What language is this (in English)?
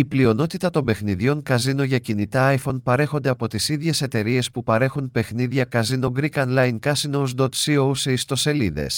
Greek